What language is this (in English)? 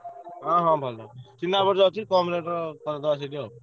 Odia